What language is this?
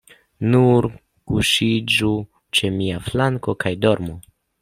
Esperanto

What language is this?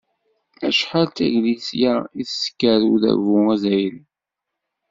Kabyle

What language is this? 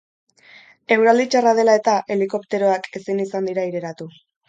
Basque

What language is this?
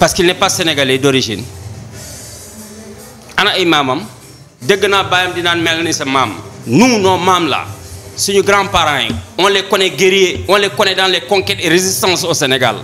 French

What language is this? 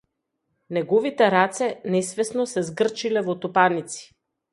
Macedonian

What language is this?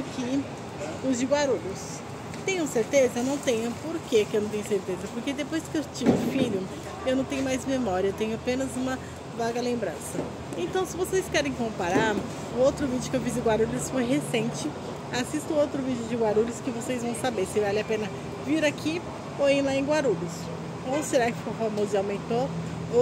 Portuguese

